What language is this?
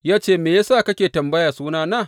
Hausa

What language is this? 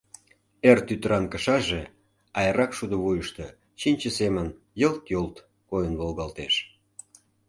Mari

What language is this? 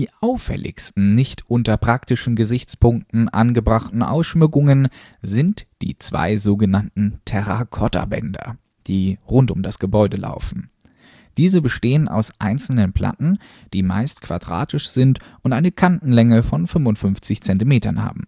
German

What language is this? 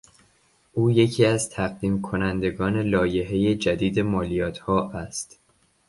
Persian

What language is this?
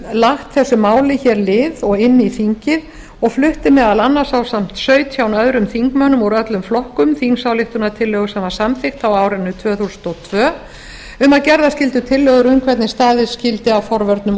Icelandic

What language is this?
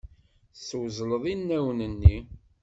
Kabyle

